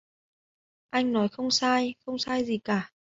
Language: Vietnamese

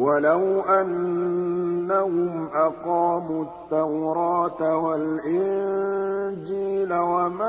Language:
Arabic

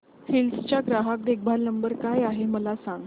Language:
Marathi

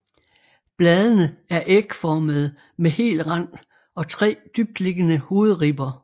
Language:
Danish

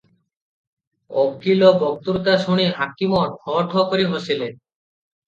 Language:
Odia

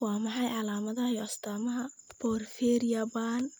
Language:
Somali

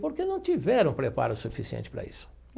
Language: Portuguese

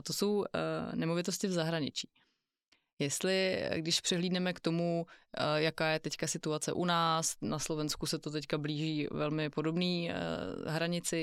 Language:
Czech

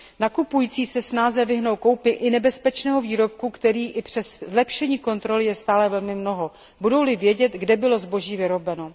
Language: Czech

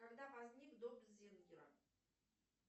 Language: Russian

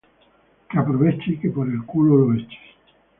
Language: Spanish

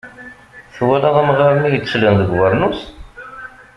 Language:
Kabyle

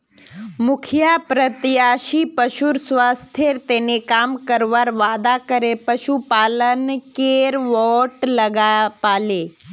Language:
Magahi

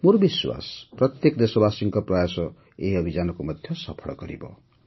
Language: Odia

